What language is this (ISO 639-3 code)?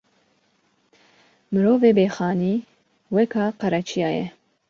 kur